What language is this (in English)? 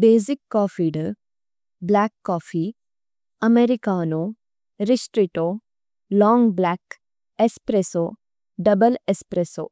Tulu